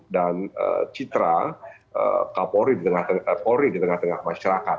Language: Indonesian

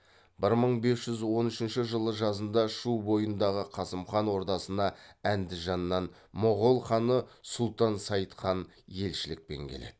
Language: Kazakh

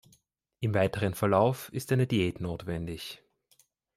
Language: German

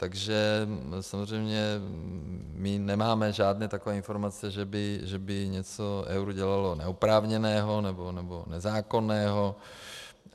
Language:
Czech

